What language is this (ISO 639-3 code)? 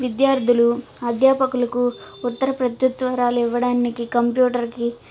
tel